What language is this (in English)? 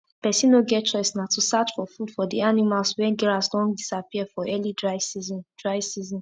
Nigerian Pidgin